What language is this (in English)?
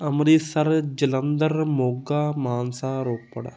Punjabi